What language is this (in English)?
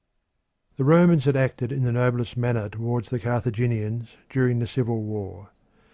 English